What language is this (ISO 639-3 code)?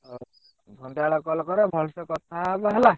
ori